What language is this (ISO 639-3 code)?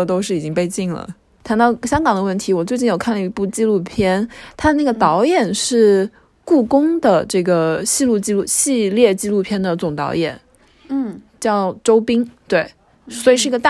zho